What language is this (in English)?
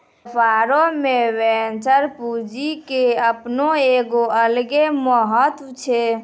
Maithili